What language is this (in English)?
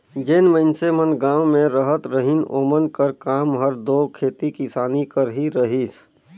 Chhattisgarhi